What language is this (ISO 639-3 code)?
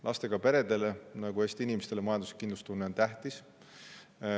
est